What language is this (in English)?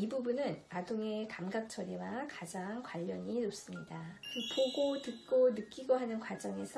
Korean